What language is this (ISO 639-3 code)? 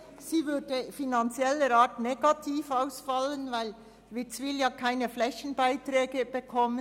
gsw